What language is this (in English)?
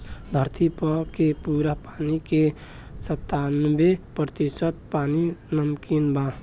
Bhojpuri